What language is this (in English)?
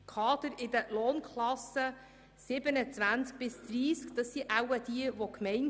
Swiss German